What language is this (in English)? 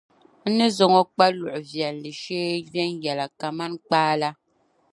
Dagbani